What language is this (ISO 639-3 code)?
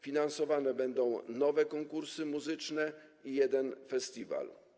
pol